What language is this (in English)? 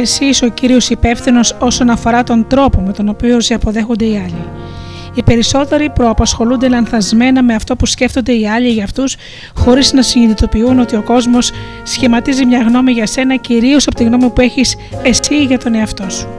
Greek